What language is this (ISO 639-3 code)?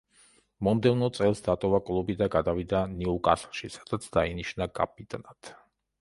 kat